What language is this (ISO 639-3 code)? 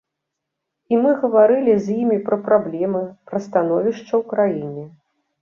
bel